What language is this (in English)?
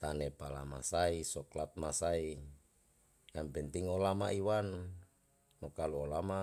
Yalahatan